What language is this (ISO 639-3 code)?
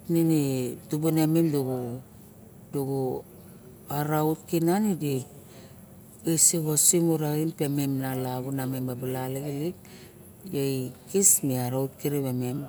bjk